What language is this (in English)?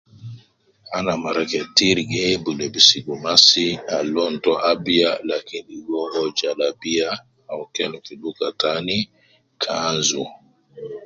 Nubi